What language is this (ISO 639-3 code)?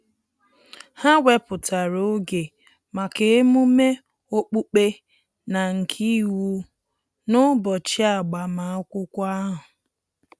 ibo